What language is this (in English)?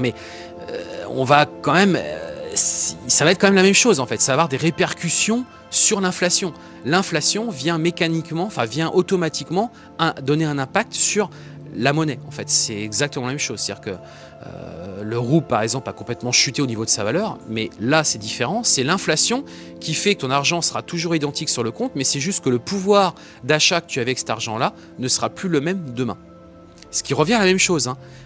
French